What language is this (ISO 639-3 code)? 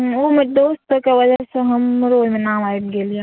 mai